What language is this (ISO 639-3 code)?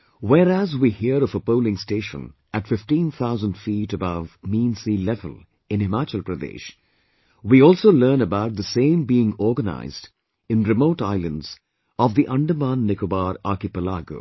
eng